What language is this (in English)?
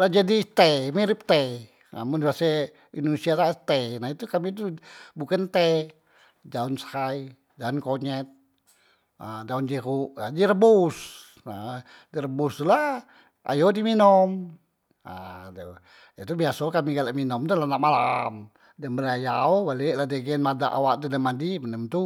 Musi